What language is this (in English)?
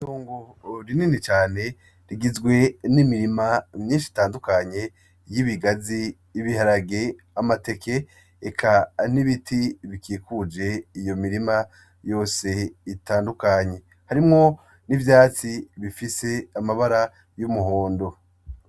Rundi